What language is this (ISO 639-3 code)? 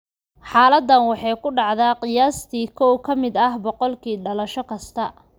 som